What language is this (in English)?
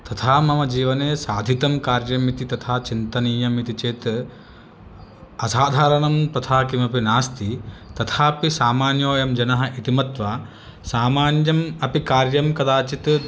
Sanskrit